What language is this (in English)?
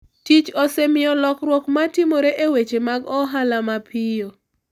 Luo (Kenya and Tanzania)